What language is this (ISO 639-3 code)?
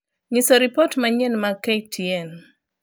luo